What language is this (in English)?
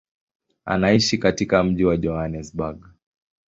Swahili